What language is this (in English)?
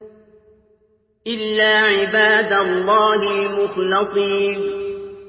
Arabic